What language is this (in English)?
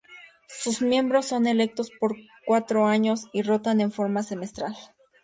Spanish